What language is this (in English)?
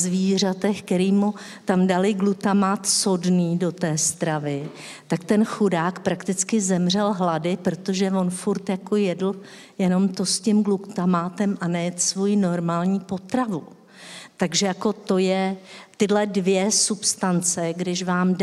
Czech